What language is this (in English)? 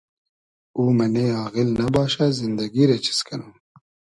Hazaragi